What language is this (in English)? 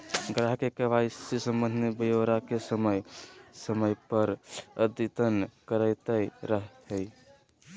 Magahi